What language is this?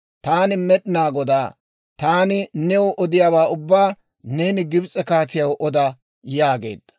Dawro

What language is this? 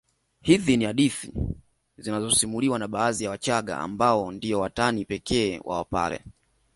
Swahili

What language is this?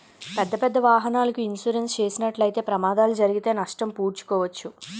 Telugu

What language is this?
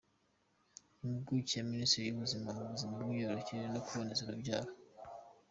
Kinyarwanda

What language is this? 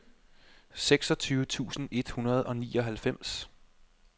Danish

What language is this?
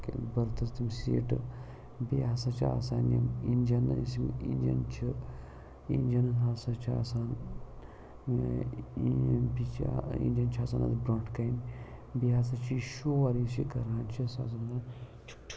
Kashmiri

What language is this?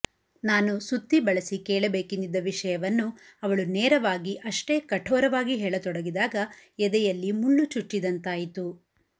Kannada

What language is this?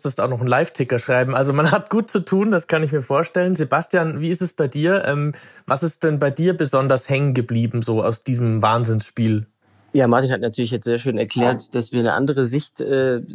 German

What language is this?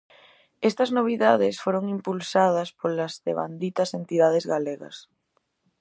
Galician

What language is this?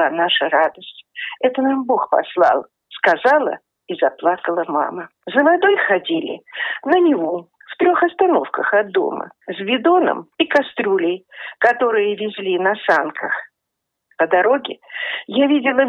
Russian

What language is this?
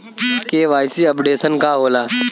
Bhojpuri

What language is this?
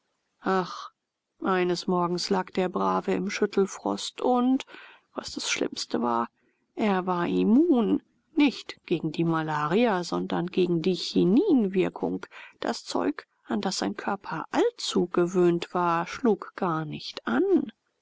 German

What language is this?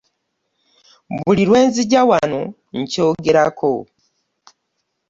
Ganda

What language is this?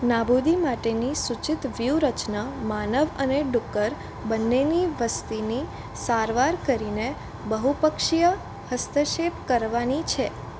Gujarati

